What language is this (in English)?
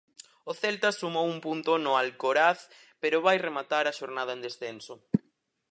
Galician